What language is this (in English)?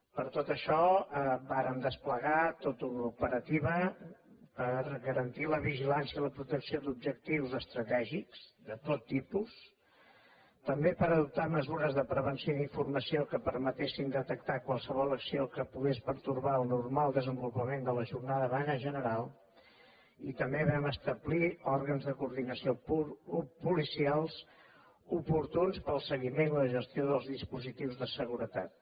Catalan